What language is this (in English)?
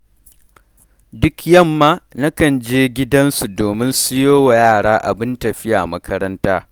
Hausa